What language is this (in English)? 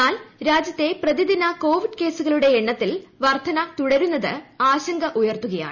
Malayalam